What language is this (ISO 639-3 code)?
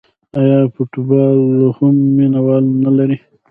pus